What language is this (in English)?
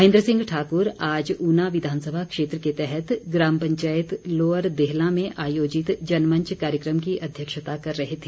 Hindi